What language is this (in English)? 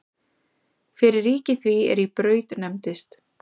Icelandic